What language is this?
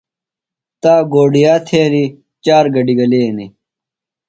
Phalura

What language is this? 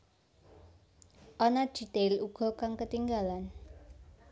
Javanese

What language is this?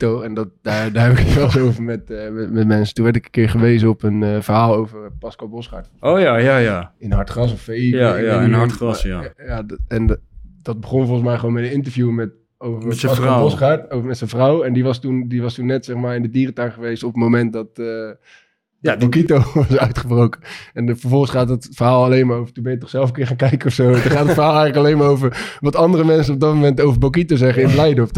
Dutch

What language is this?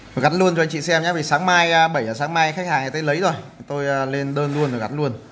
Vietnamese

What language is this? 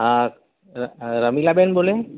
Gujarati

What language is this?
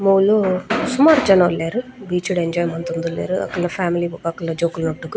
Tulu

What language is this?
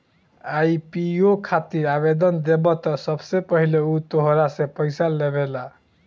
Bhojpuri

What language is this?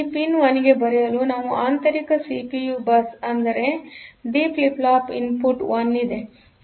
Kannada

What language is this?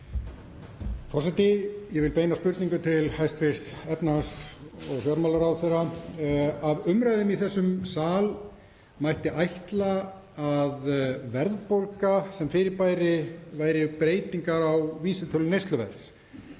Icelandic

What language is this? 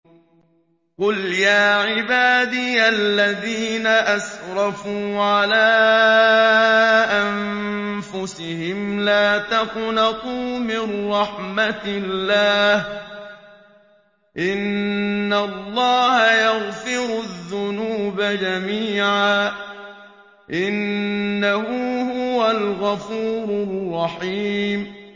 Arabic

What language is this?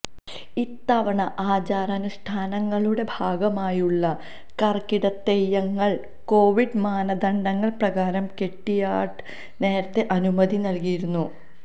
Malayalam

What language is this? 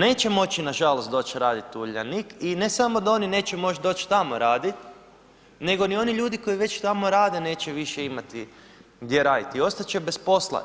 Croatian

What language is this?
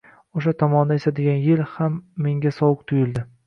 Uzbek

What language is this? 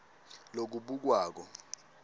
Swati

